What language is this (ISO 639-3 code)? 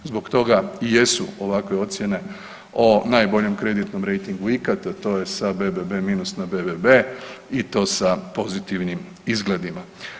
hrv